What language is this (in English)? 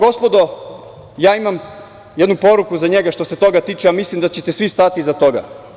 Serbian